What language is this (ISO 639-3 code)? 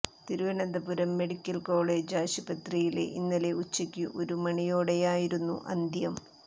mal